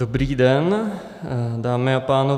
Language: Czech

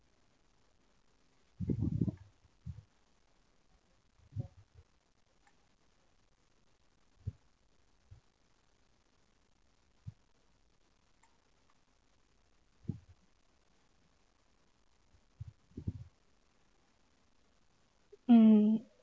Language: English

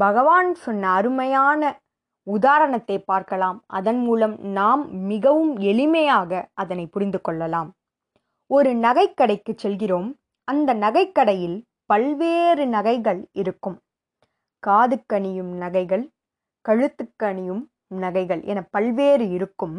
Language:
Tamil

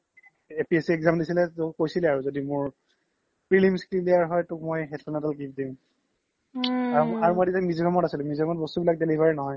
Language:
Assamese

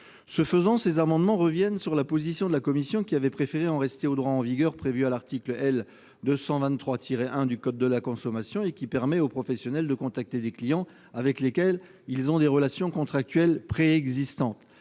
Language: French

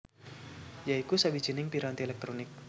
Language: Javanese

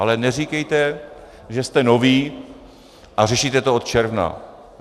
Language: Czech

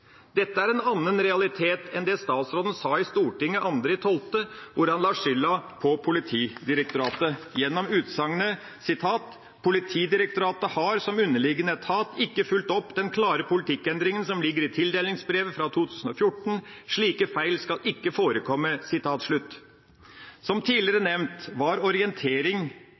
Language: Norwegian Bokmål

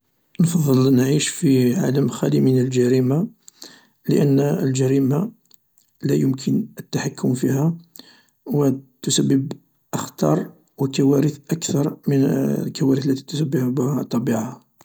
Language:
Algerian Arabic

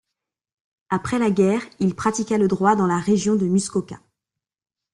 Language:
French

